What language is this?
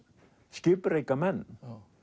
Icelandic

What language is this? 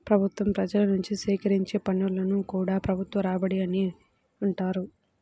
Telugu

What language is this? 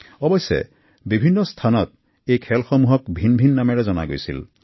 Assamese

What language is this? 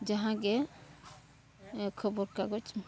Santali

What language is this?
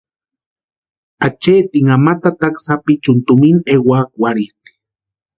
Western Highland Purepecha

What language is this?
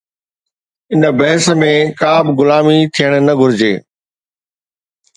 Sindhi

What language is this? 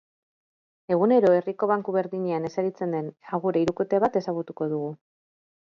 Basque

